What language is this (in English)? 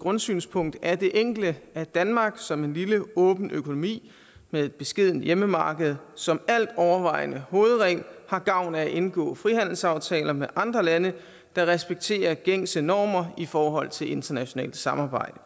Danish